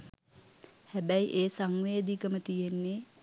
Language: Sinhala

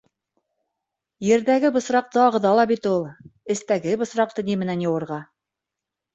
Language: Bashkir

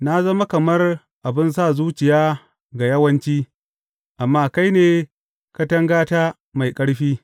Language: Hausa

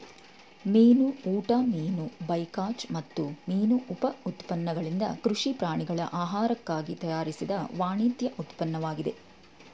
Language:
Kannada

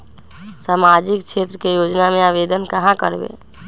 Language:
Magahi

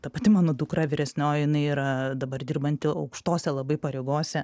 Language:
Lithuanian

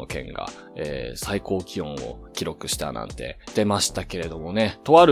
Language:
Japanese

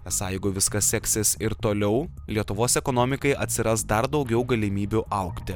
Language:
Lithuanian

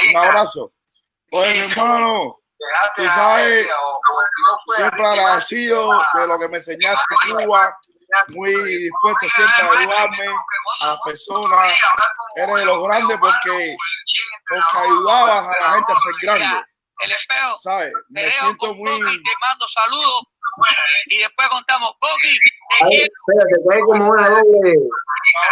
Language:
Spanish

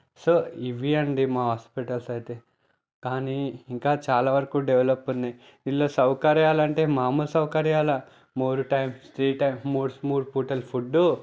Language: Telugu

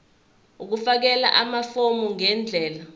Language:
Zulu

